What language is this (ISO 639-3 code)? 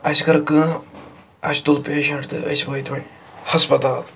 kas